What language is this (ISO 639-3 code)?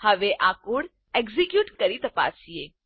guj